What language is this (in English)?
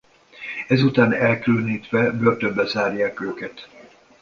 Hungarian